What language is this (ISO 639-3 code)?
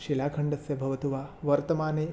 san